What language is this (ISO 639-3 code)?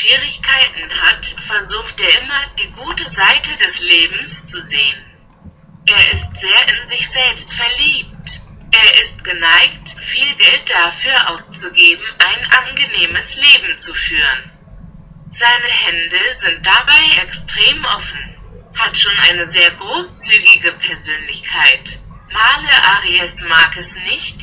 deu